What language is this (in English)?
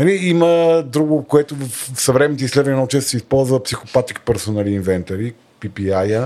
Bulgarian